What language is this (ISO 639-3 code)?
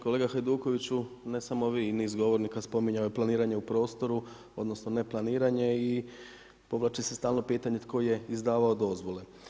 hrv